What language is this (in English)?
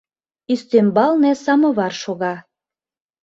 Mari